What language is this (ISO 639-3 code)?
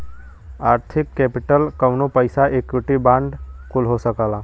bho